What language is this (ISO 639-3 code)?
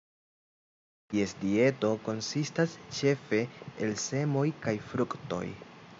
epo